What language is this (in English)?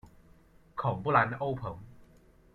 Chinese